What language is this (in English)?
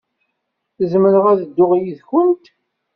Kabyle